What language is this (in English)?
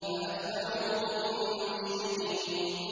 Arabic